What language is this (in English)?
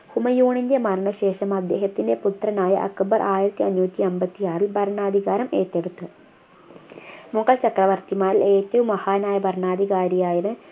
Malayalam